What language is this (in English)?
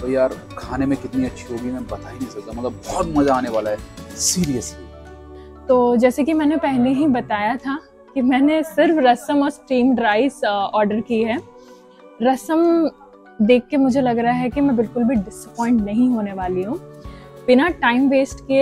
Hindi